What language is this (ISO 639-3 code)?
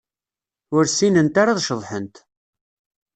kab